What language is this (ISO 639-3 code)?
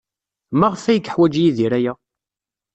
kab